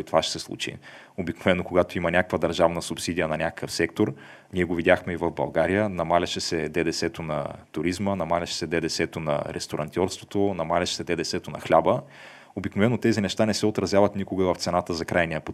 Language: Bulgarian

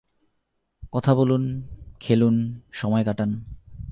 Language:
Bangla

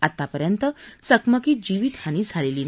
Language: Marathi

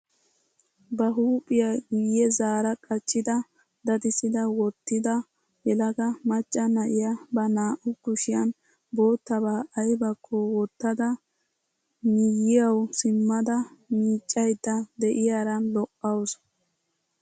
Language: Wolaytta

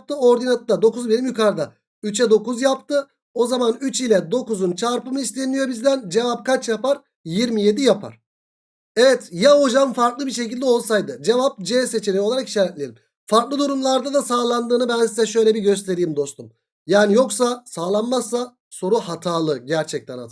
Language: Turkish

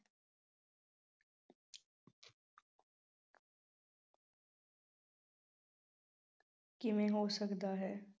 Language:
Punjabi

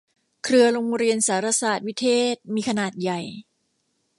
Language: Thai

